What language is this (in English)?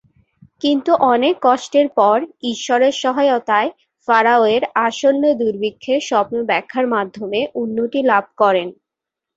Bangla